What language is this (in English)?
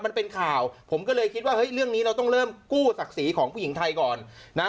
Thai